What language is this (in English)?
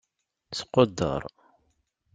Kabyle